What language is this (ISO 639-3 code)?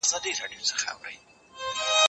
pus